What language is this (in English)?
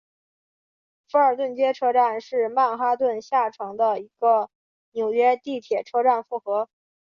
Chinese